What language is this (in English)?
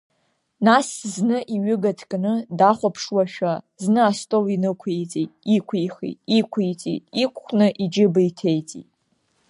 Abkhazian